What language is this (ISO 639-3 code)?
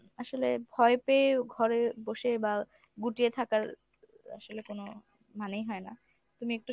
ben